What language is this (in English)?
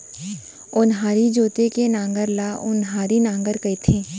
Chhattisgarhi